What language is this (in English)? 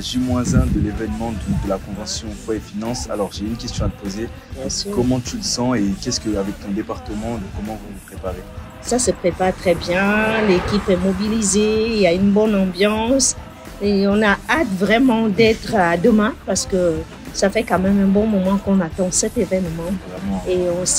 French